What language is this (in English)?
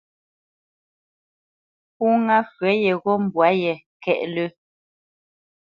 Bamenyam